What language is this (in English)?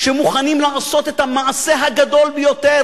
Hebrew